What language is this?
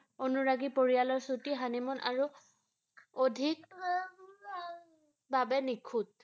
Assamese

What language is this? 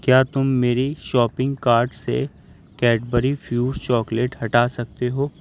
Urdu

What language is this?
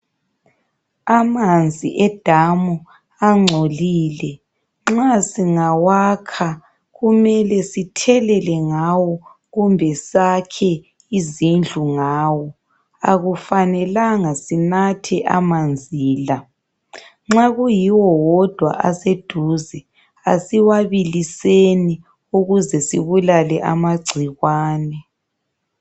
North Ndebele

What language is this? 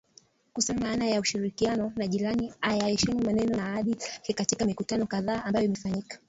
Swahili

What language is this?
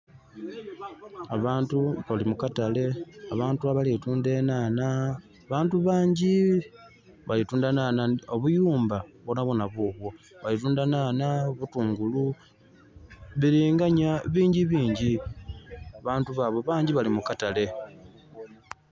Soga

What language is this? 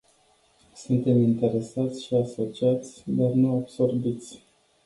Romanian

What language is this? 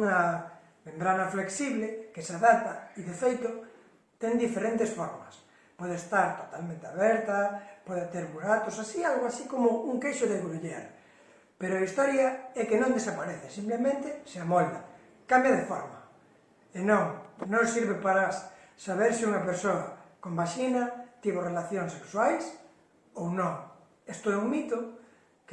Galician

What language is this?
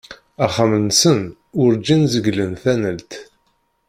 Kabyle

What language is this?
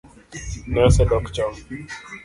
Luo (Kenya and Tanzania)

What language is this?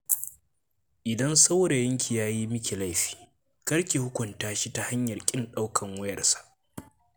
Hausa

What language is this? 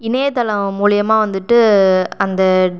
Tamil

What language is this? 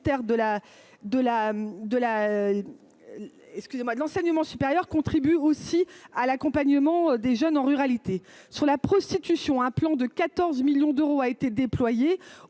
French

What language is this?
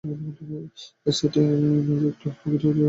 Bangla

